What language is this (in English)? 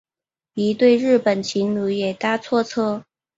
Chinese